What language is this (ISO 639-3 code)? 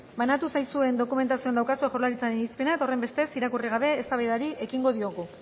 eus